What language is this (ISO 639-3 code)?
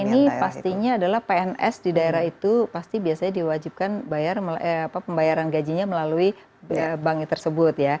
ind